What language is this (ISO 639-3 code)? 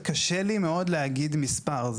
heb